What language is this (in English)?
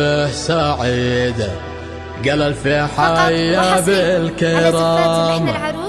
Arabic